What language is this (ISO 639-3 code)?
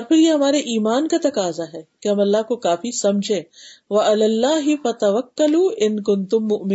urd